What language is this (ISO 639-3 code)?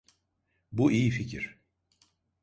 tur